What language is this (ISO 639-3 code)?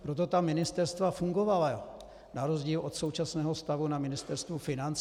ces